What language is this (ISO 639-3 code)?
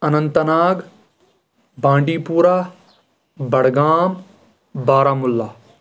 kas